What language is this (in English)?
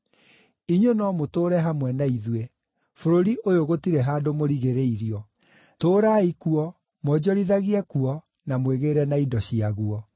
Kikuyu